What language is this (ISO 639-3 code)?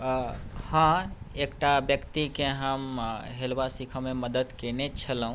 mai